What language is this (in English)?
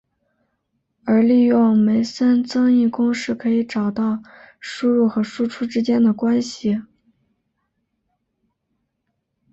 Chinese